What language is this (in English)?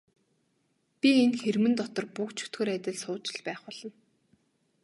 Mongolian